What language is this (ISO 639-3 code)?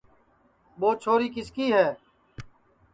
ssi